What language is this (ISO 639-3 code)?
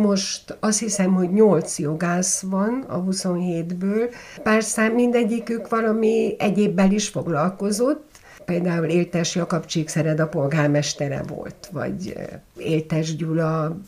hun